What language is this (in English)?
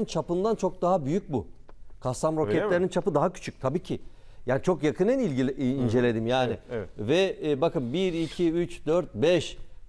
Turkish